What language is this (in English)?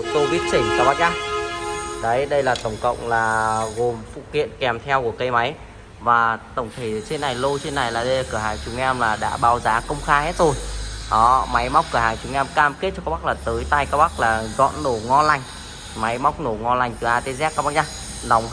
Vietnamese